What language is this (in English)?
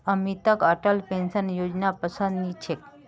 Magahi